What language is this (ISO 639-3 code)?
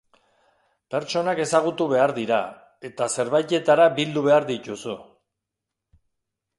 eus